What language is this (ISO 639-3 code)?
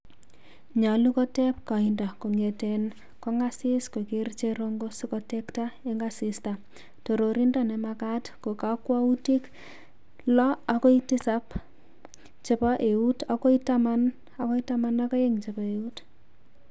kln